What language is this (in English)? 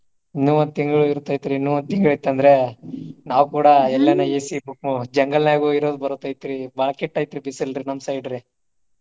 Kannada